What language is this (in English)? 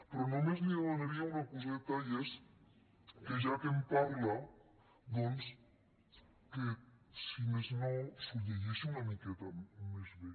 Catalan